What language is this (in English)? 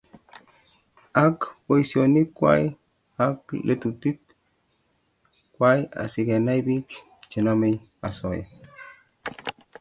Kalenjin